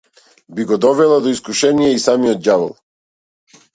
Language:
Macedonian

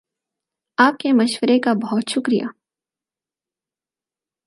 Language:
Urdu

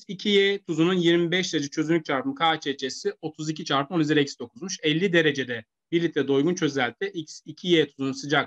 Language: Turkish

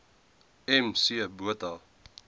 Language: Afrikaans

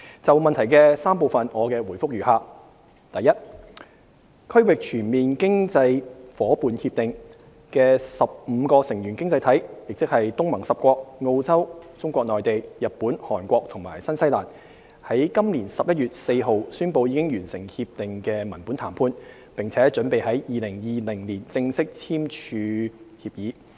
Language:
Cantonese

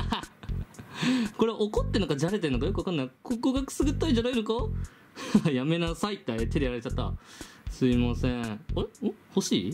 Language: Japanese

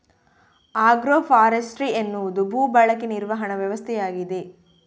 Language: Kannada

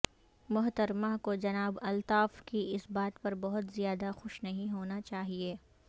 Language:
Urdu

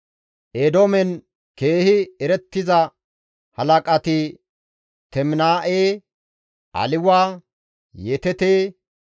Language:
Gamo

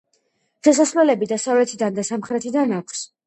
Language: Georgian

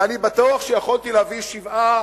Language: Hebrew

